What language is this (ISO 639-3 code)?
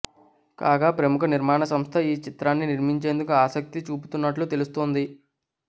tel